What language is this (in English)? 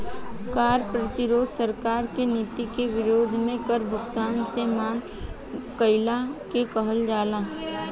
Bhojpuri